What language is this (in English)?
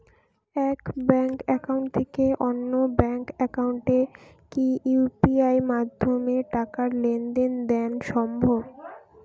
Bangla